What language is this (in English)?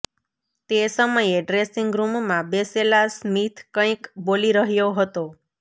Gujarati